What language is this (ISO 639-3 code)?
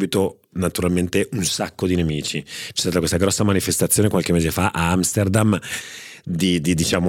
ita